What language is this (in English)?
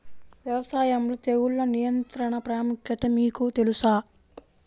Telugu